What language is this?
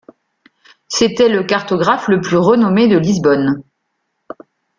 French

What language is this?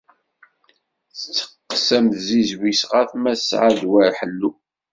Kabyle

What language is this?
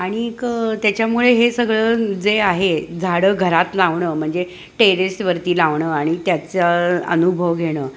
Marathi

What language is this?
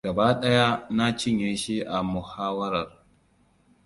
Hausa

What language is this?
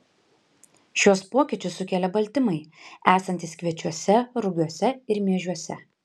Lithuanian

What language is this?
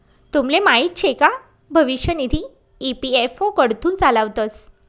Marathi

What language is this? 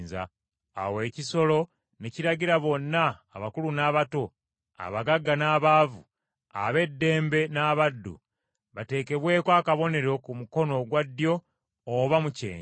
Ganda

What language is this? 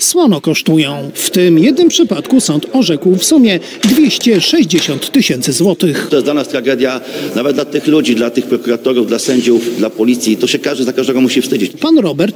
Polish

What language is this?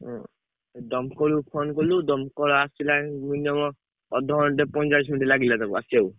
Odia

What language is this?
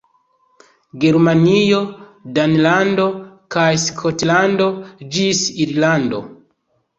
Esperanto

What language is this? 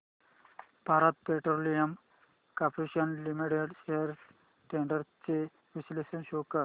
Marathi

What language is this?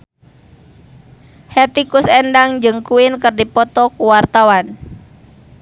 Sundanese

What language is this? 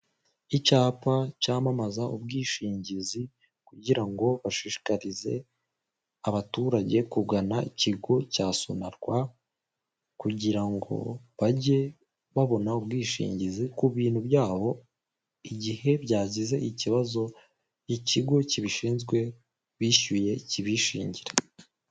Kinyarwanda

